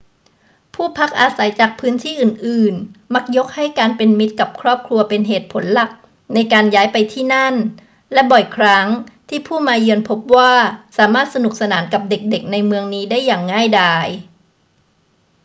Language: Thai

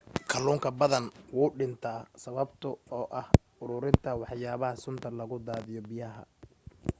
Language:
Somali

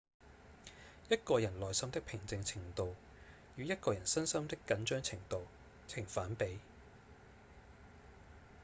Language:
Cantonese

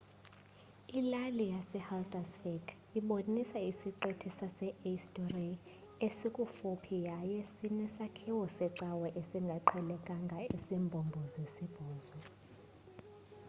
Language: Xhosa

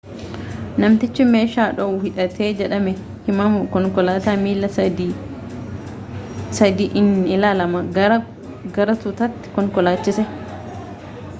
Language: Oromo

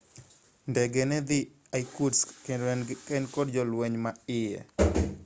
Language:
Luo (Kenya and Tanzania)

